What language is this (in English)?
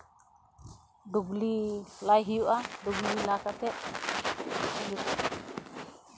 Santali